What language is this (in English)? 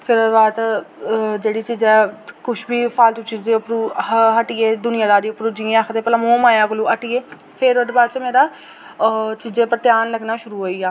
Dogri